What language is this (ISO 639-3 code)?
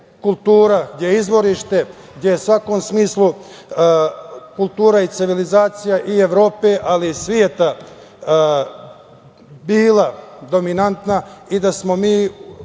srp